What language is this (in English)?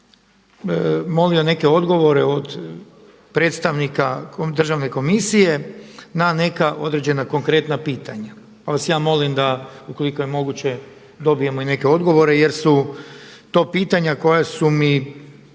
Croatian